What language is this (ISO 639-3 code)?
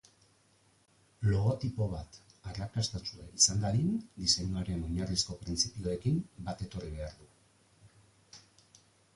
eus